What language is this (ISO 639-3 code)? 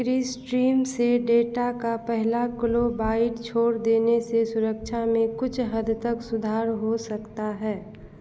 hin